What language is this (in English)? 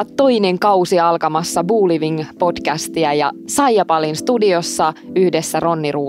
Finnish